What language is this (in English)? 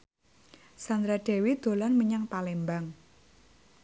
Javanese